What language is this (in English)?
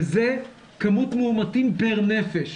Hebrew